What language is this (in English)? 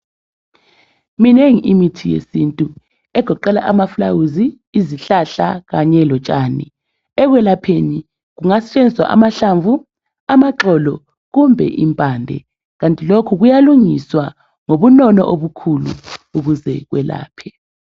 North Ndebele